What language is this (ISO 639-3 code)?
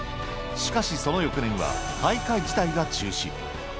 jpn